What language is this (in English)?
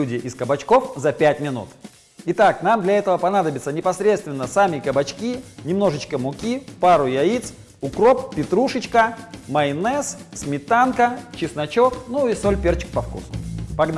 Russian